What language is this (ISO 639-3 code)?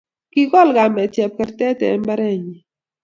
kln